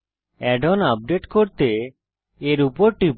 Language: Bangla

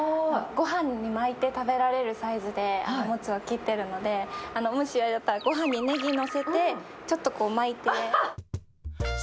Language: Japanese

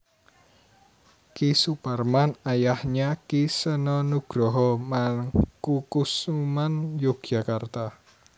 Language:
Javanese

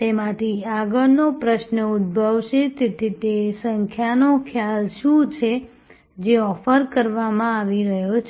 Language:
Gujarati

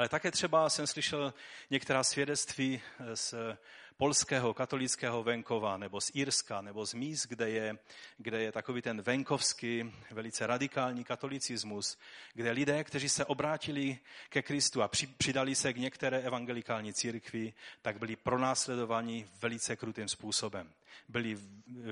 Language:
Czech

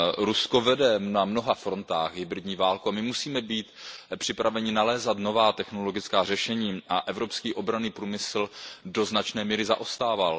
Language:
Czech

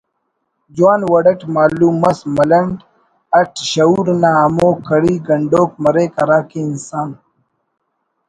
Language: Brahui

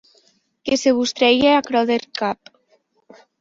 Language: Occitan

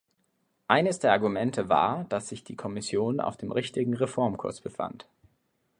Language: German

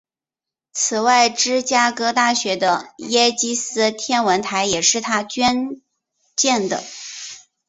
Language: Chinese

